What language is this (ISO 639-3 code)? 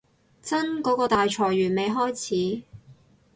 yue